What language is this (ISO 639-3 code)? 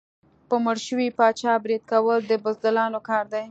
pus